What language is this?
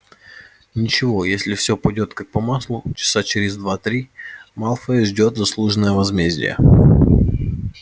Russian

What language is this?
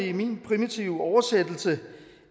Danish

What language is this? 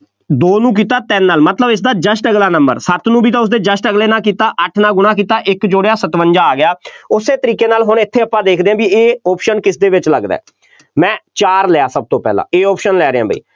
Punjabi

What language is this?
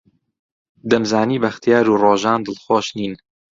Central Kurdish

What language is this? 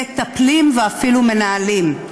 Hebrew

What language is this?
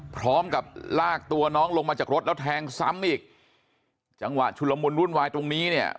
Thai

